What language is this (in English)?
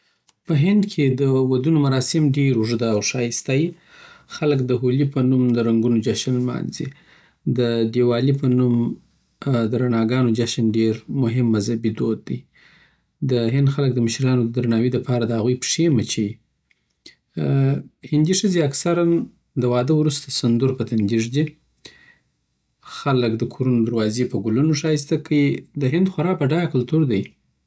Southern Pashto